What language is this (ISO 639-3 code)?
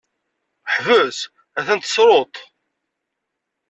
kab